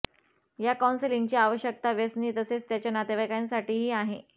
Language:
Marathi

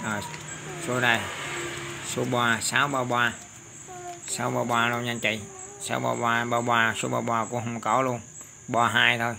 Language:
Vietnamese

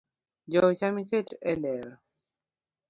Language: Luo (Kenya and Tanzania)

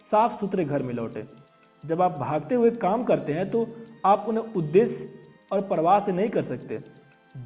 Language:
Hindi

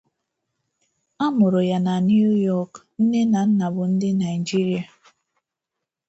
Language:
Igbo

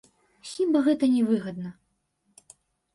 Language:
Belarusian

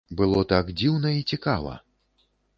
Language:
Belarusian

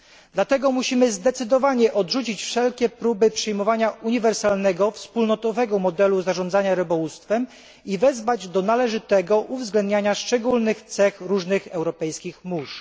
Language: Polish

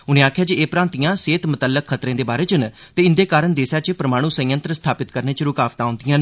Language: Dogri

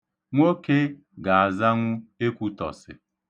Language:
Igbo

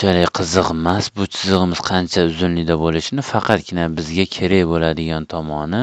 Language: Turkish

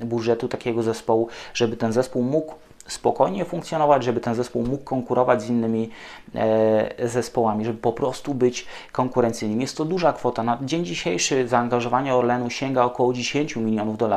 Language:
Polish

